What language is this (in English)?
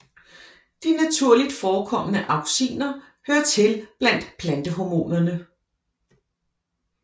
Danish